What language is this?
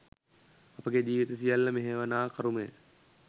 Sinhala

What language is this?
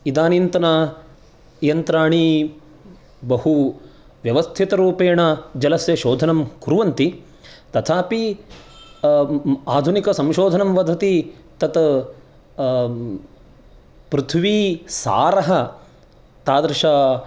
Sanskrit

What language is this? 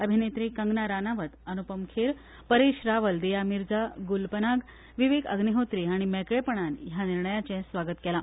Konkani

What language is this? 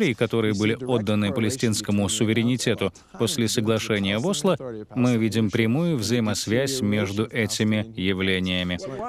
Russian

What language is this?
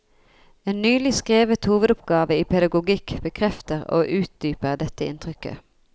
Norwegian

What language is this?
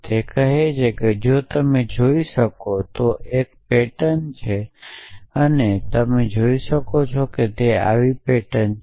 Gujarati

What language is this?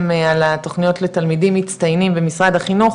Hebrew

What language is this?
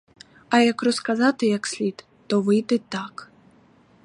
Ukrainian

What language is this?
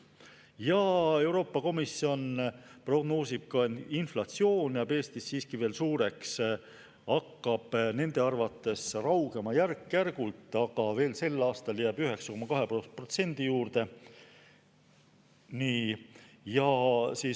Estonian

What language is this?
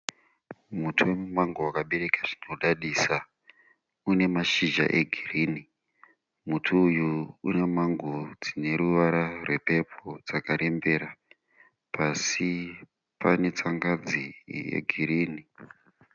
Shona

